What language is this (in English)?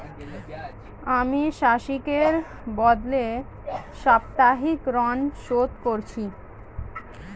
Bangla